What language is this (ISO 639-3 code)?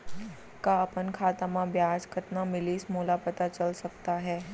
hne